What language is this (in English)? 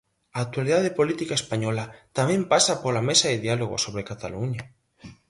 Galician